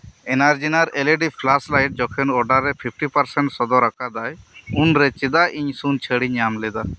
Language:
Santali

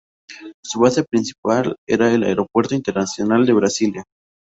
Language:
Spanish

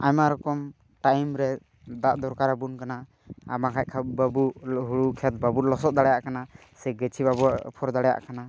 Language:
Santali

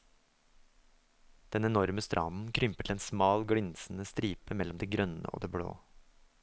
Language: Norwegian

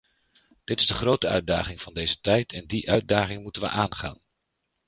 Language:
Dutch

